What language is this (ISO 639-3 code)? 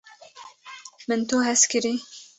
kur